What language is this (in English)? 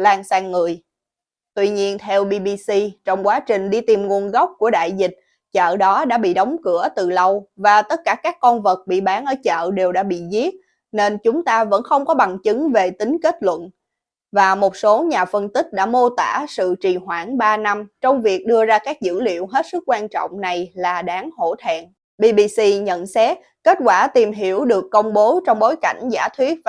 Vietnamese